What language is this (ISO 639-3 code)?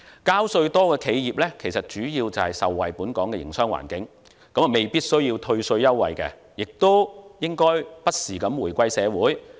yue